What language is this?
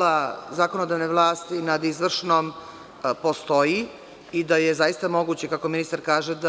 Serbian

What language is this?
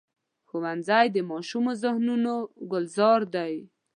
Pashto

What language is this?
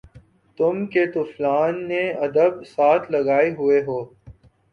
Urdu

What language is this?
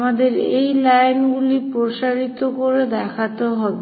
Bangla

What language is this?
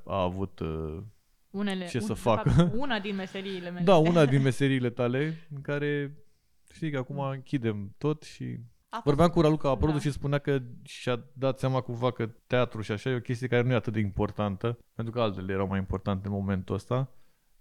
Romanian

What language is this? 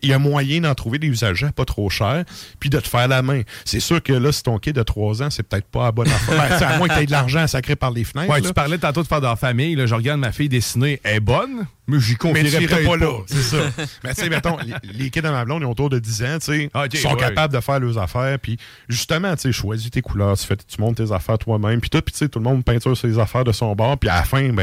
French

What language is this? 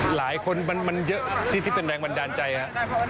Thai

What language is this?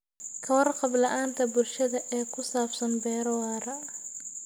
Somali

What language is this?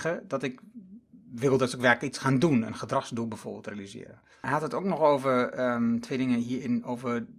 Dutch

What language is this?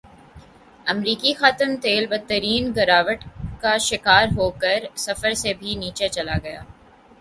Urdu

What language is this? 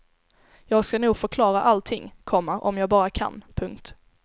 Swedish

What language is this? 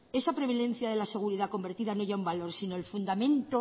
Spanish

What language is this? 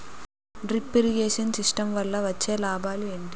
Telugu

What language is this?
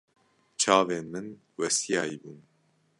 Kurdish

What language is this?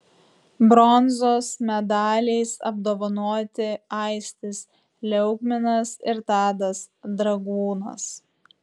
Lithuanian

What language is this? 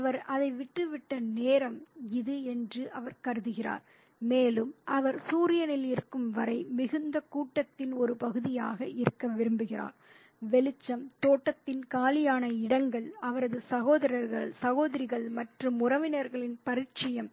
Tamil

